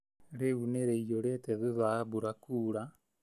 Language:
Kikuyu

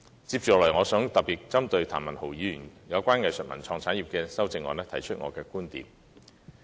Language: Cantonese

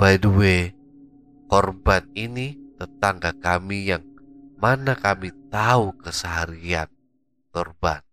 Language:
Indonesian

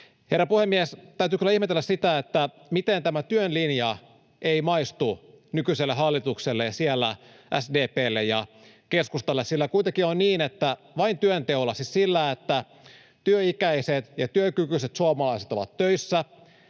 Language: Finnish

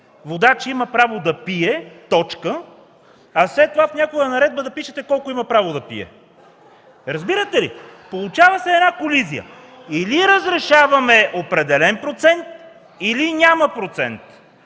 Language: Bulgarian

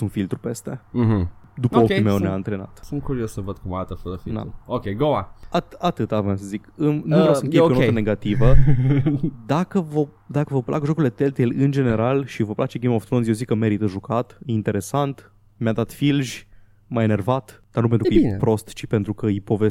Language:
Romanian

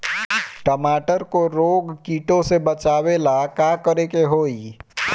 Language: Bhojpuri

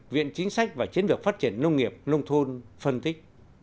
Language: Vietnamese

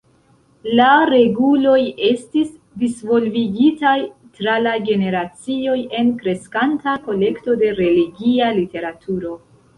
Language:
Esperanto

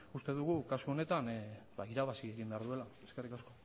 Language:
Basque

